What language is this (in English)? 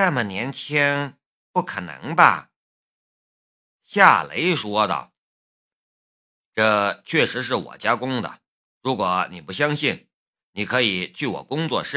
Chinese